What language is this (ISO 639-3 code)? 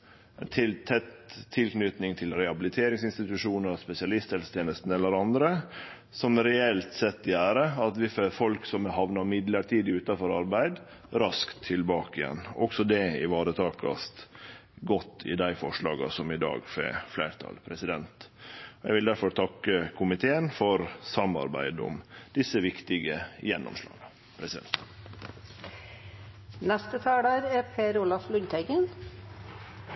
nno